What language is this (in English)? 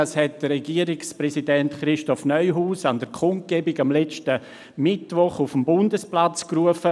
Swiss German